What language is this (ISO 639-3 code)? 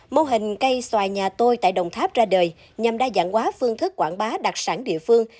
vie